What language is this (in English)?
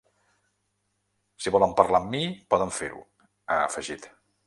Catalan